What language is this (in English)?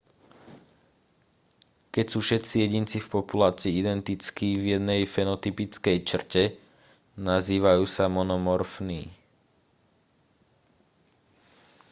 Slovak